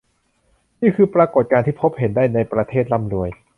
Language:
Thai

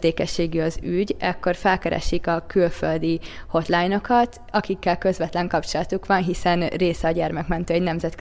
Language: Hungarian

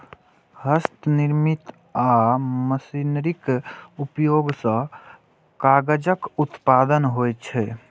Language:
Maithili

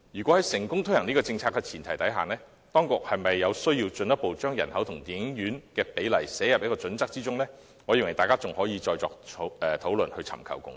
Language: Cantonese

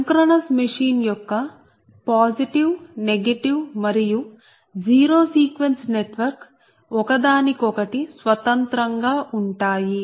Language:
Telugu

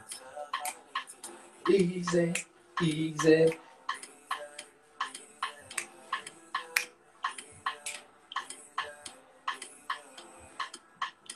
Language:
Bulgarian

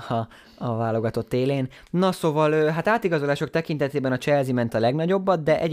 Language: Hungarian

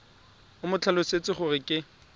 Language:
Tswana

